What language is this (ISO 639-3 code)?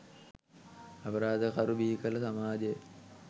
sin